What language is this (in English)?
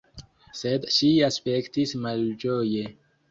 Esperanto